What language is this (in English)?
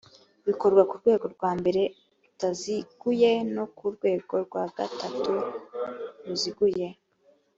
Kinyarwanda